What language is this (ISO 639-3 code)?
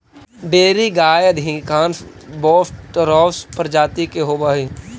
mag